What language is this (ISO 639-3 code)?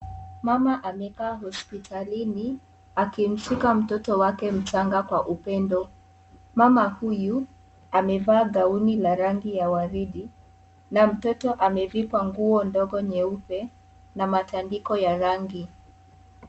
swa